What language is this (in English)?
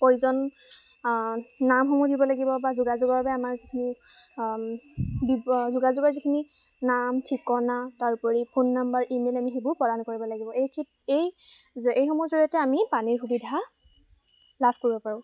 Assamese